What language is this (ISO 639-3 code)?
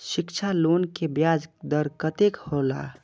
mai